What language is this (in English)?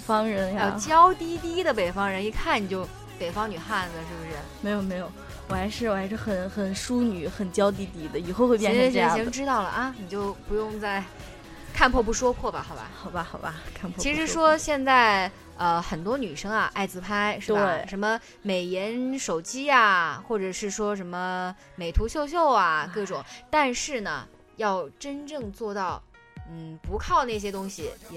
Chinese